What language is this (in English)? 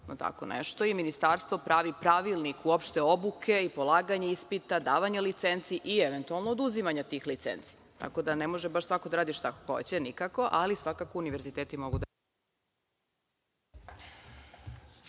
Serbian